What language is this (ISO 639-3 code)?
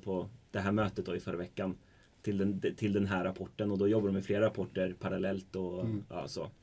swe